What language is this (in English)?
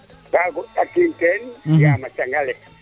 Serer